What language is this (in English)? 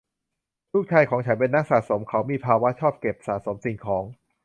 Thai